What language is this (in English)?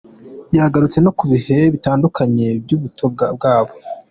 Kinyarwanda